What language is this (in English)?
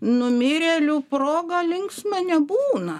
Lithuanian